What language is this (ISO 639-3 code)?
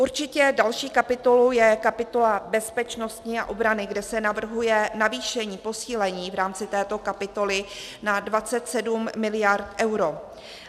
ces